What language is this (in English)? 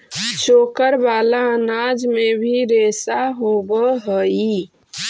Magahi